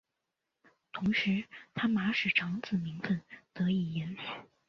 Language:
Chinese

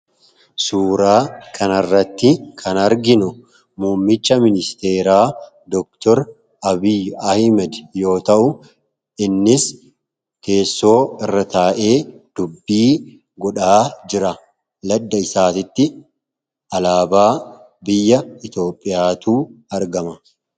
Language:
Oromo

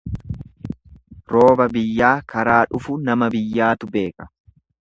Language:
Oromo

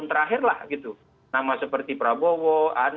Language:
Indonesian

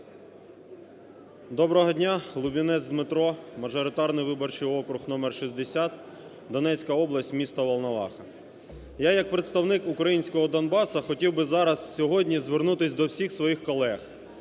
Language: Ukrainian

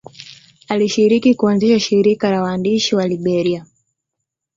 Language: Swahili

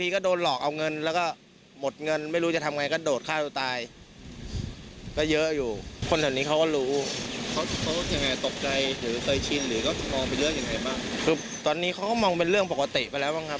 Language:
Thai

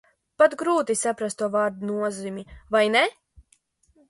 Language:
Latvian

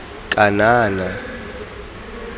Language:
Tswana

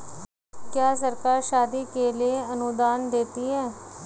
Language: Hindi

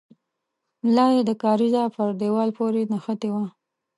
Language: Pashto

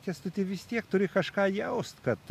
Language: Lithuanian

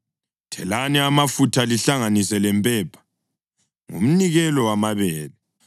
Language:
North Ndebele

